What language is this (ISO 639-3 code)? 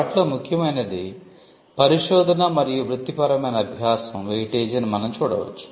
tel